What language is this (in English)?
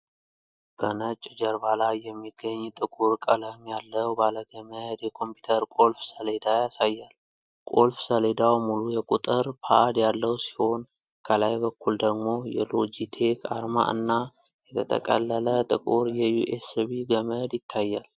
Amharic